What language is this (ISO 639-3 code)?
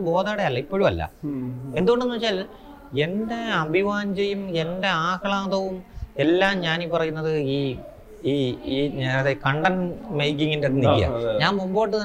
mal